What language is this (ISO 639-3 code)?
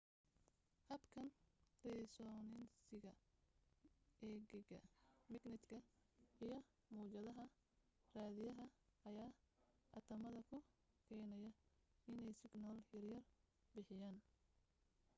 som